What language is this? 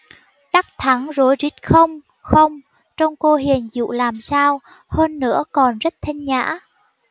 Vietnamese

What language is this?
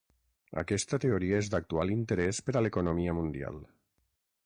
Catalan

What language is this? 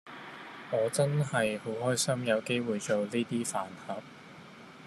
Cantonese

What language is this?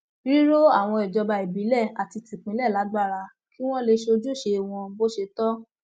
Yoruba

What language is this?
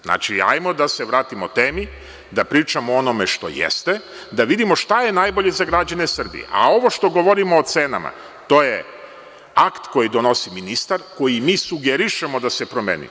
Serbian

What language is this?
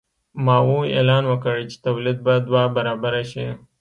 Pashto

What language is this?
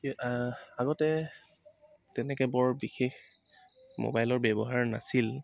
Assamese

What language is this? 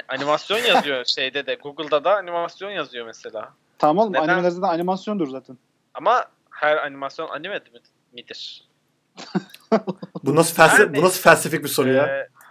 Turkish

